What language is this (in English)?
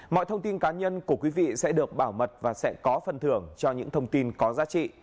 Vietnamese